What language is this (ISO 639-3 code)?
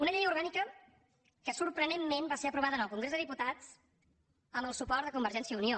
cat